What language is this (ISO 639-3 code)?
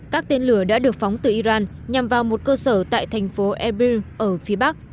vie